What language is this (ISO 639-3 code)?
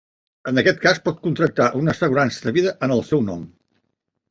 cat